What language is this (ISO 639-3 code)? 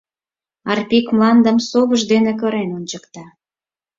chm